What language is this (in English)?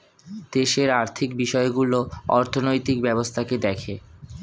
Bangla